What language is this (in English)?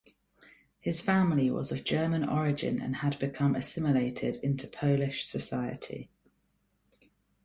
English